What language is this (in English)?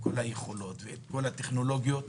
Hebrew